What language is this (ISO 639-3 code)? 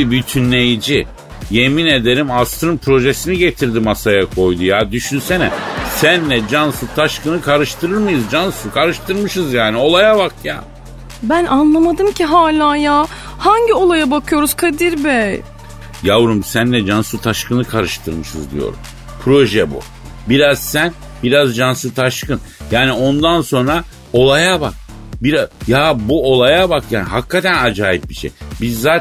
tur